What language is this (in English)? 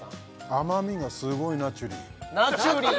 Japanese